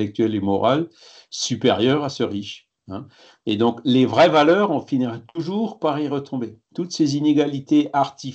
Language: French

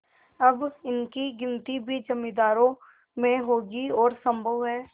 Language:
Hindi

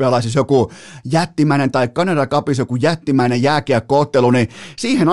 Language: Finnish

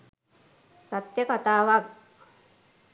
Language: Sinhala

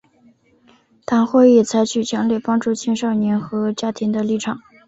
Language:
Chinese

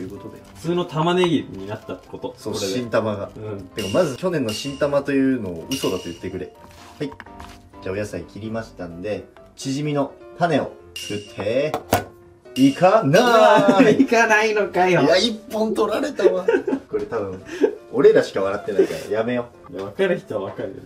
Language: Japanese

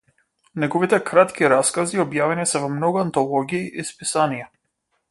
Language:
Macedonian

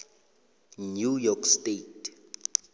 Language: South Ndebele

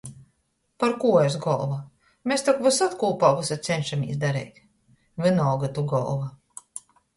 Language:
Latgalian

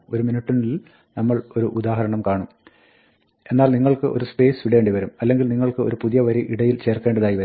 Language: Malayalam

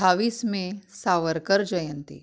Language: Konkani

